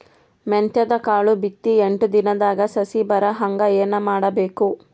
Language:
Kannada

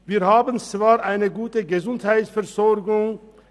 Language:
Swiss German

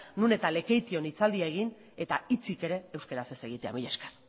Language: Basque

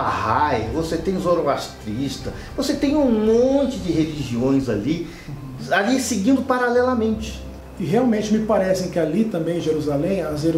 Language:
Portuguese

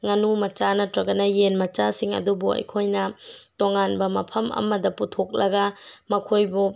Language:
Manipuri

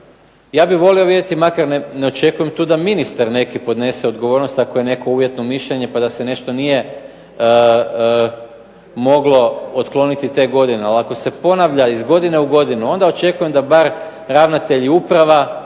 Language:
Croatian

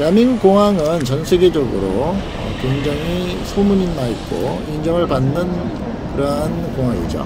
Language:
Korean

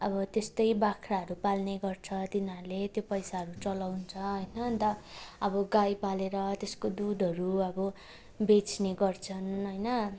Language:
Nepali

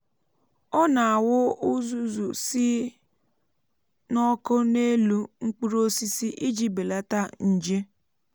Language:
Igbo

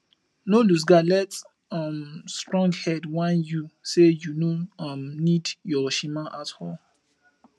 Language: Nigerian Pidgin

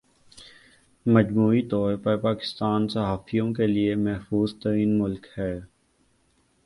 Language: Urdu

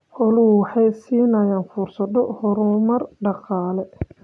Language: Somali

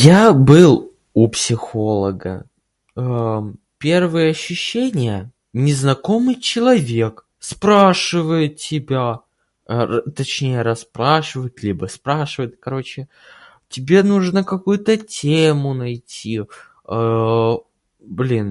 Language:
Russian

